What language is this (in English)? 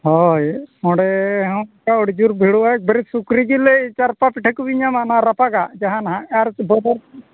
Santali